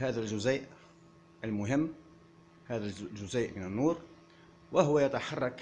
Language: Arabic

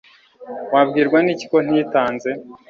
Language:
Kinyarwanda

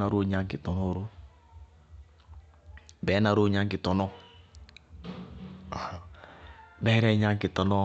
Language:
Bago-Kusuntu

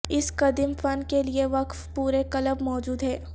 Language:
Urdu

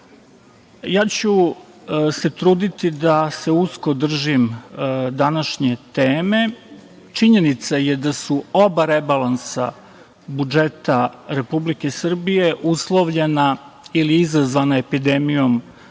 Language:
Serbian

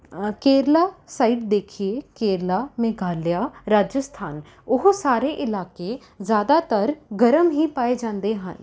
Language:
Punjabi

